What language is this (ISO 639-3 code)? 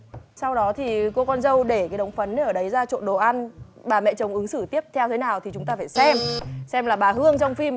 vie